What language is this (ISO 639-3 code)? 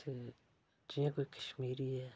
doi